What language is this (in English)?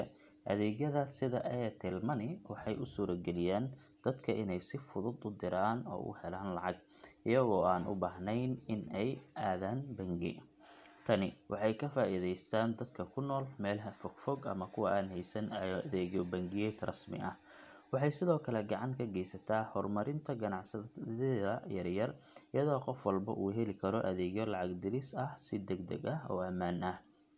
Somali